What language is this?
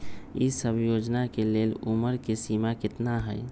Magahi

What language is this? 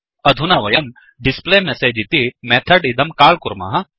Sanskrit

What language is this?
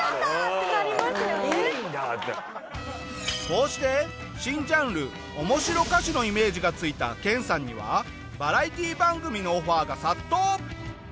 Japanese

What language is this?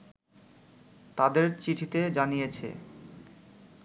Bangla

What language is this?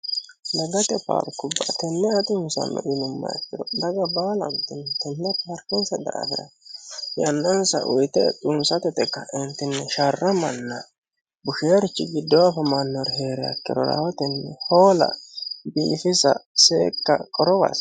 Sidamo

